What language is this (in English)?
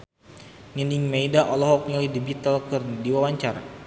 Sundanese